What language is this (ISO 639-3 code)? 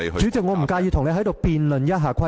yue